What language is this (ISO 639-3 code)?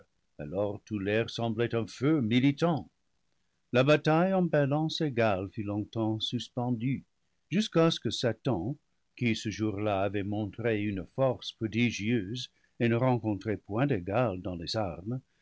fra